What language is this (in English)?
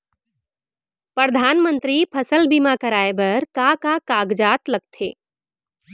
Chhattisgarhi